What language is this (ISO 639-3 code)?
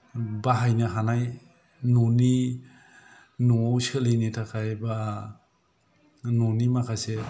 brx